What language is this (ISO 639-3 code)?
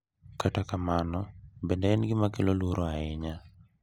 luo